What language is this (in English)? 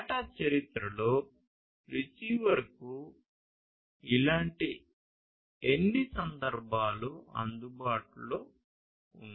Telugu